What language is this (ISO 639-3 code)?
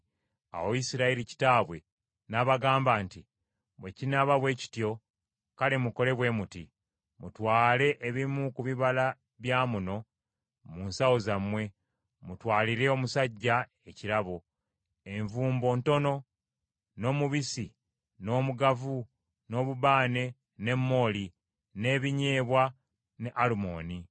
lug